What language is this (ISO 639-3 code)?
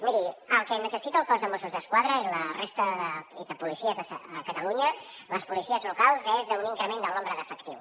cat